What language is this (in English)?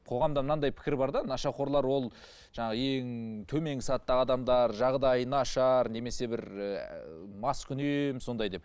Kazakh